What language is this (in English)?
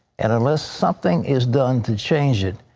English